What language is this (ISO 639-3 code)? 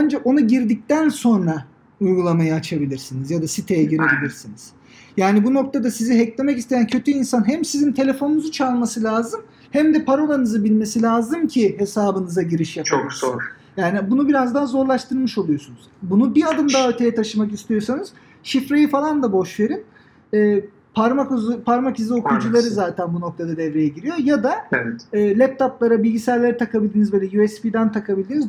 tur